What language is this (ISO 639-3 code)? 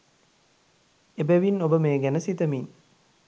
sin